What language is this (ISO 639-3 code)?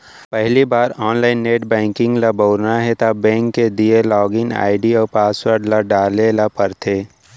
hne